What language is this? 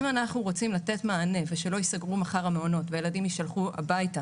Hebrew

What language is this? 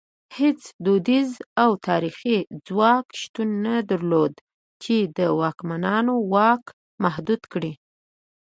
Pashto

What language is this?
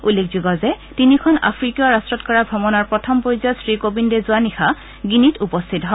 Assamese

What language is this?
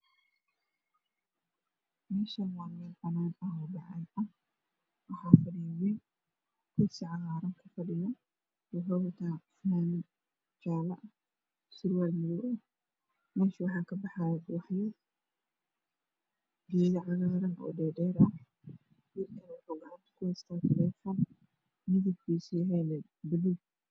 Somali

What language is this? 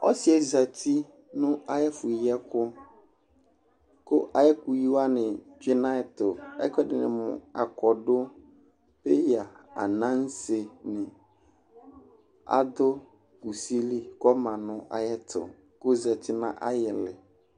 Ikposo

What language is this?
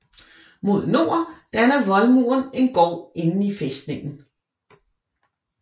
Danish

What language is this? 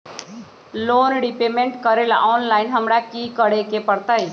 Magahi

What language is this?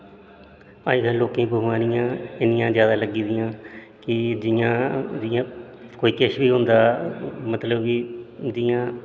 Dogri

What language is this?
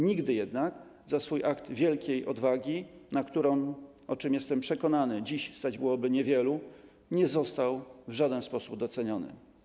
Polish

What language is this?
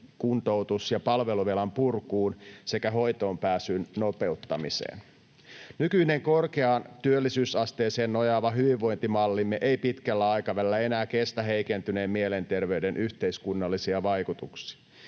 Finnish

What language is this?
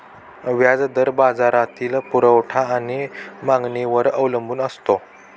Marathi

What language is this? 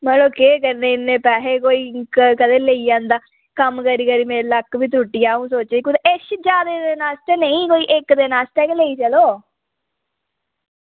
Dogri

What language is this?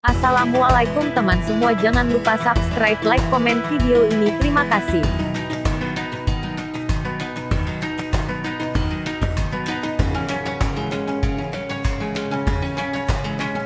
Indonesian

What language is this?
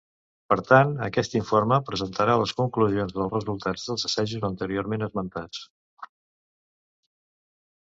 Catalan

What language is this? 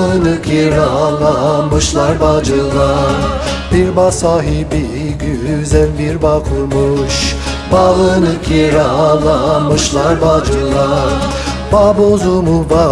Turkish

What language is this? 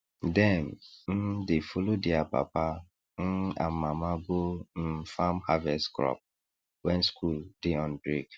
Nigerian Pidgin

